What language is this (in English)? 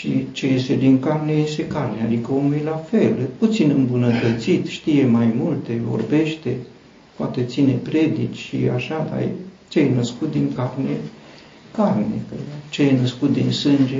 Romanian